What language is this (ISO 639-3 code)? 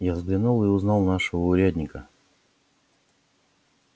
rus